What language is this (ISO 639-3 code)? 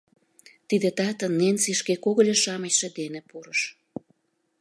chm